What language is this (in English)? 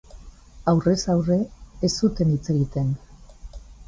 Basque